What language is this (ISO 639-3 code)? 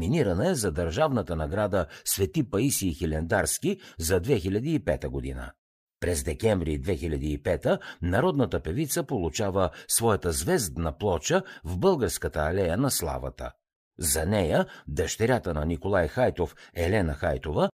bul